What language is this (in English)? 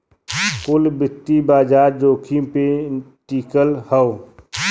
Bhojpuri